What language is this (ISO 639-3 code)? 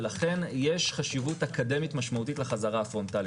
heb